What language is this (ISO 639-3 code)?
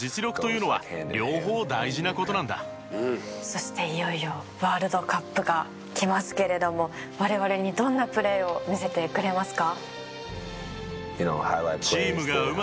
jpn